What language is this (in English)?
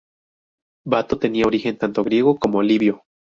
Spanish